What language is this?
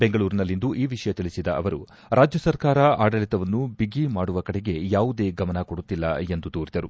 Kannada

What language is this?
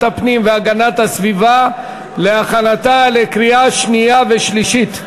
Hebrew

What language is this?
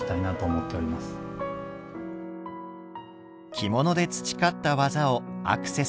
Japanese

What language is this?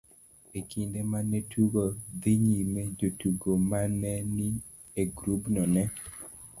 Luo (Kenya and Tanzania)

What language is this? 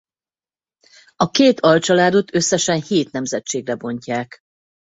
Hungarian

